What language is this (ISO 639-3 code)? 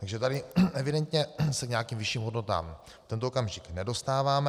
ces